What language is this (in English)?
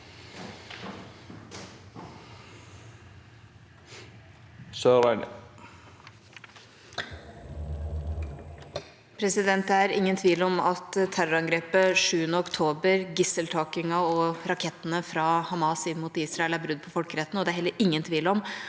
Norwegian